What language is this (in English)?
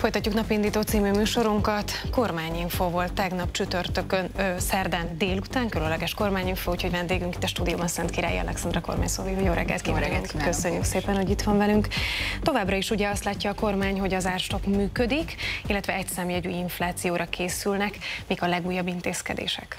Hungarian